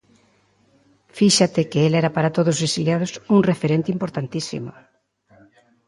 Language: Galician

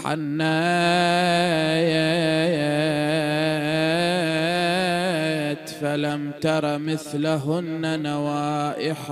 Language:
Arabic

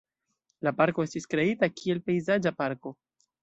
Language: Esperanto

